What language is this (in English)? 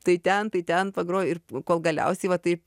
Lithuanian